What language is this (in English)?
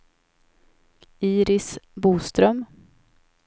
Swedish